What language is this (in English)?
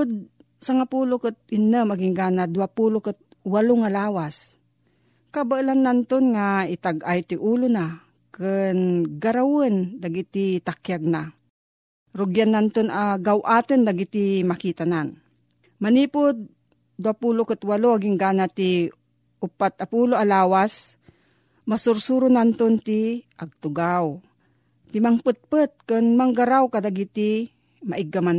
Filipino